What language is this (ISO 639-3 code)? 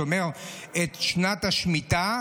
heb